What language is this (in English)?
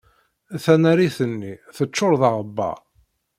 Kabyle